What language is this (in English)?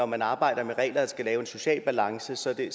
Danish